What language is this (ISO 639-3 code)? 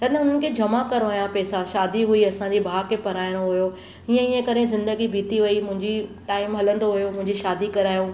snd